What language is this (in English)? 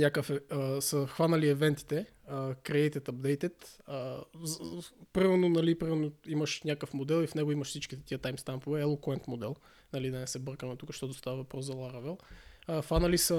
Bulgarian